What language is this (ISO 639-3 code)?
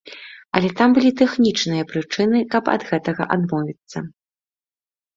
bel